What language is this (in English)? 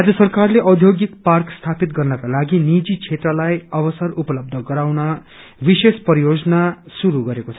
Nepali